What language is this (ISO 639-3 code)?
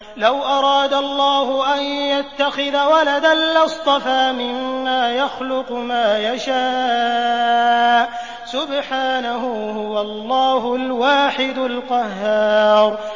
ara